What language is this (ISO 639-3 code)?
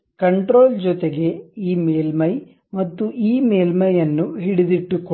kan